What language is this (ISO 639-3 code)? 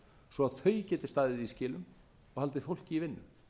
isl